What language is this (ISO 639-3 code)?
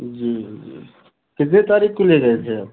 hin